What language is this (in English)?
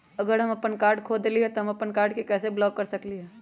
Magahi